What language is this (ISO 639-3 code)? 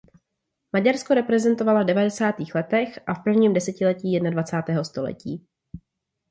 ces